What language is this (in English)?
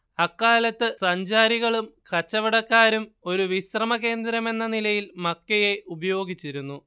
Malayalam